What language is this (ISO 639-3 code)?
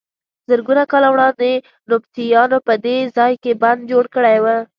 pus